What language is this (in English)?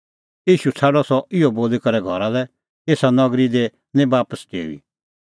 Kullu Pahari